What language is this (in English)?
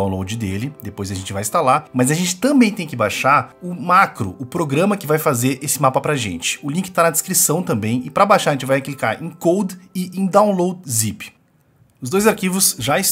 Portuguese